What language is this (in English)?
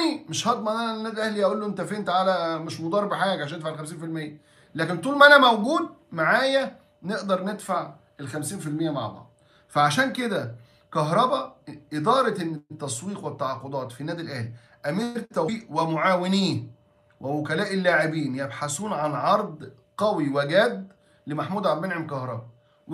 Arabic